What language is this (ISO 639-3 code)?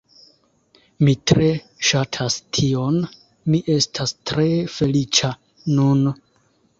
epo